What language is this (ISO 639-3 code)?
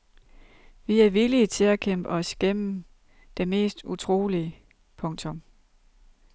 dan